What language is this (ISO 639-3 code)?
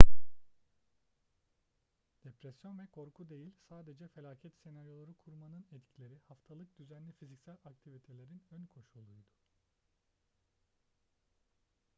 tur